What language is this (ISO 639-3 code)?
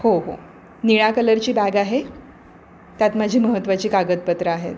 mar